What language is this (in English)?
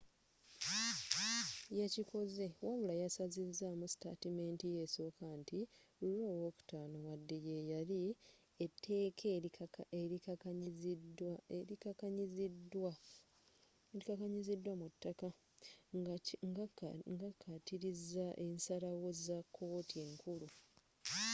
Ganda